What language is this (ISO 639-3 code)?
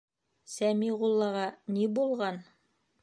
bak